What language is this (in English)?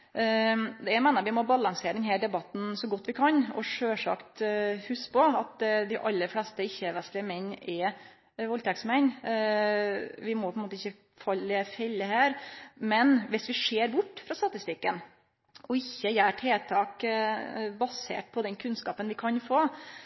Norwegian Nynorsk